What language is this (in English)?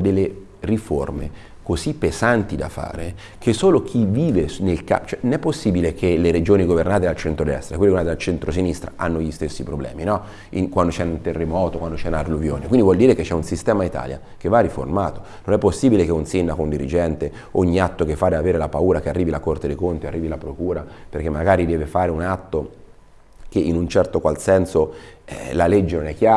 Italian